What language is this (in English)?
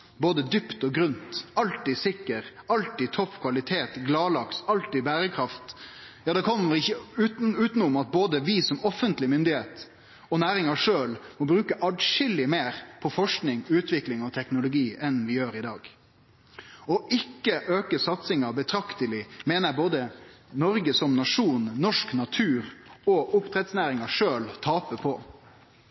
Norwegian Nynorsk